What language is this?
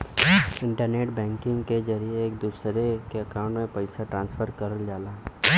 Bhojpuri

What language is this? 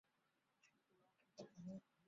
Chinese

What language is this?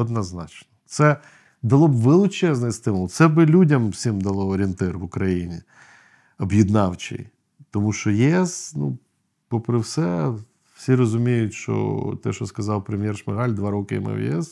Ukrainian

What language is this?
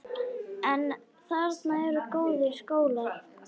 Icelandic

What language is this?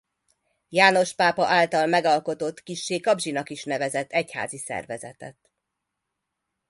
Hungarian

